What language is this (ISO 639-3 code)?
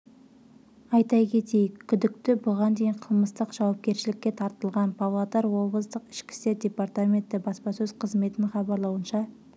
kaz